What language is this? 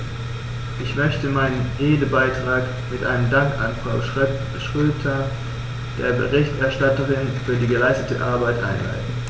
German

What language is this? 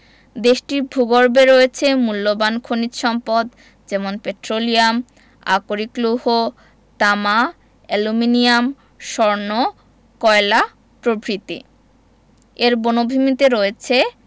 Bangla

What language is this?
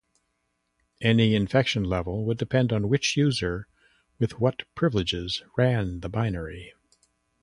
English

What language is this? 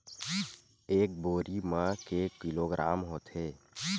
Chhattisgarhi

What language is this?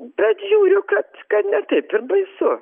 Lithuanian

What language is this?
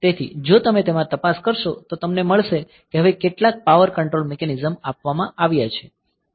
Gujarati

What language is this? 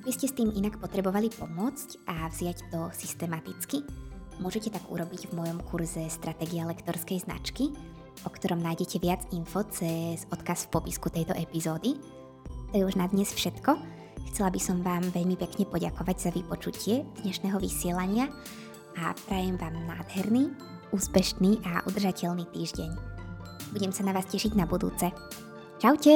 Slovak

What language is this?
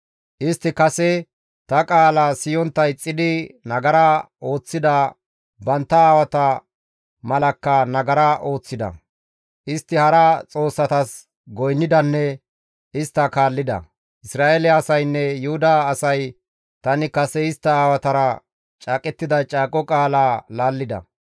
Gamo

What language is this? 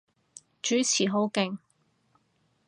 Cantonese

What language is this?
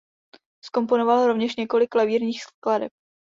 Czech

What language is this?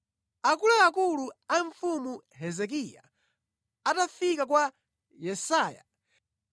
Nyanja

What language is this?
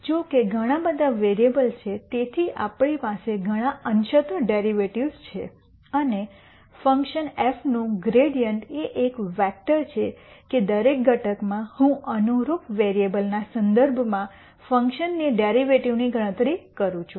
Gujarati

